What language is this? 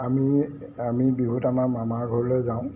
Assamese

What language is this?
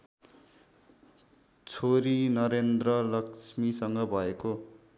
Nepali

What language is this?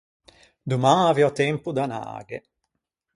Ligurian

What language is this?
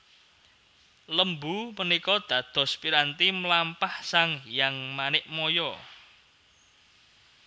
Javanese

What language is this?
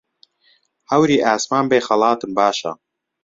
Central Kurdish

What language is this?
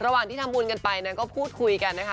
Thai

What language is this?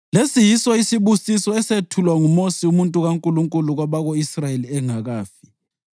North Ndebele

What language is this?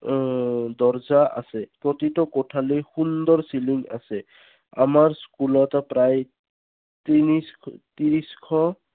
Assamese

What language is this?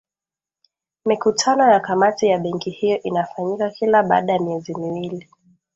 Swahili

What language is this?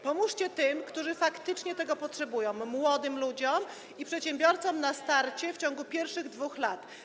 Polish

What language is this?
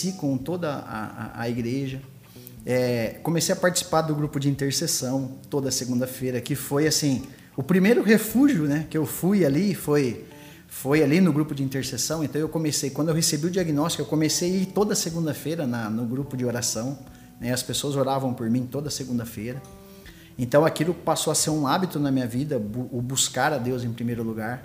Portuguese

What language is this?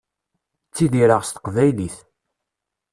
Kabyle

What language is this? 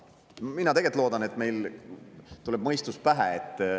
Estonian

